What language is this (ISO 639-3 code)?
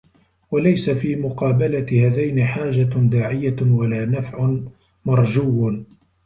ara